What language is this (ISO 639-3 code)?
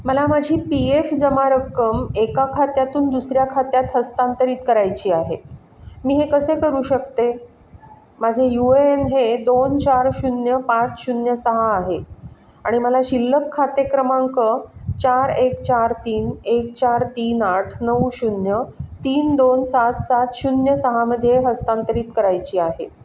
mar